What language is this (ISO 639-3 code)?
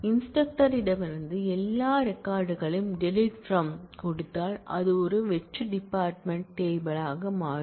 tam